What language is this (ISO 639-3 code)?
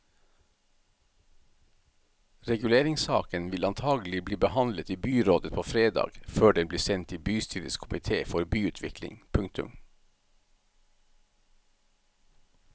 nor